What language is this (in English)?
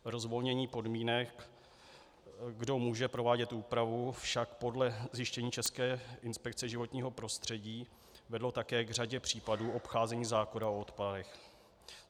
Czech